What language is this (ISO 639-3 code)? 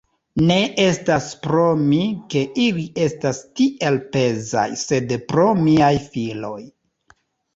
epo